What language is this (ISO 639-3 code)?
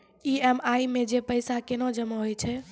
mai